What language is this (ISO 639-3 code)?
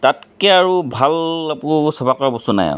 asm